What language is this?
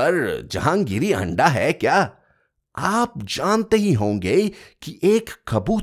Hindi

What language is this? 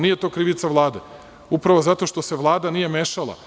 Serbian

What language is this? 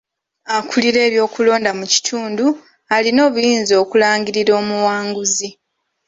Ganda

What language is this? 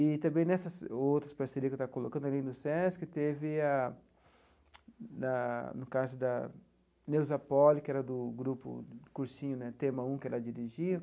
Portuguese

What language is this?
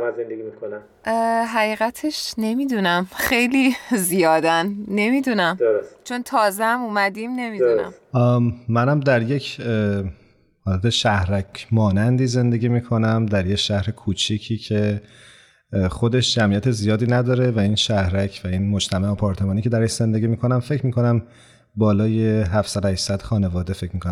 Persian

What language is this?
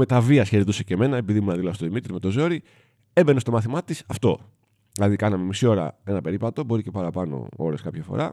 Greek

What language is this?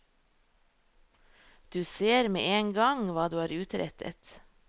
Norwegian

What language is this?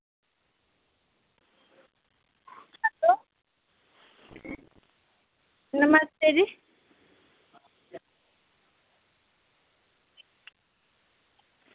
Dogri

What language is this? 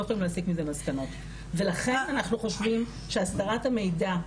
Hebrew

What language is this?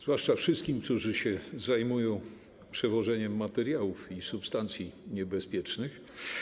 Polish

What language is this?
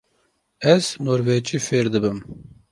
Kurdish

